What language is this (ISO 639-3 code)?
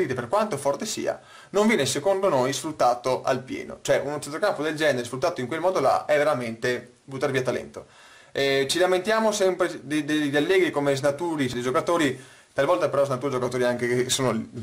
ita